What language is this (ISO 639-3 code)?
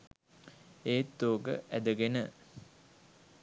sin